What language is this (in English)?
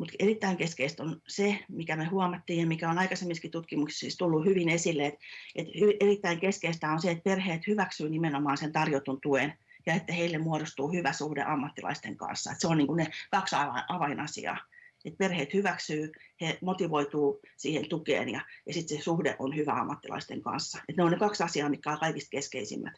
Finnish